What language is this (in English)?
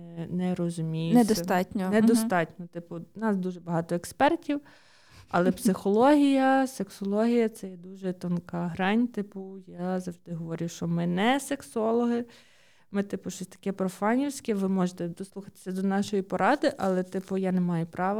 Ukrainian